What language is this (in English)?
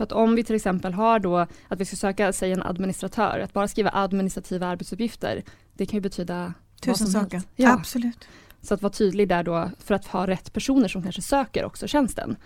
Swedish